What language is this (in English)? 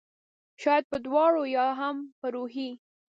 Pashto